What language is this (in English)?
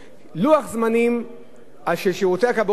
Hebrew